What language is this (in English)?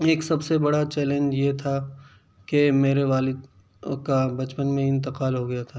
Urdu